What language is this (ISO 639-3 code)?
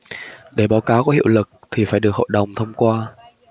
vie